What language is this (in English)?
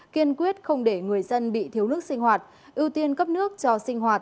Vietnamese